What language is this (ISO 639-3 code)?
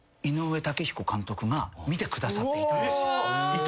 jpn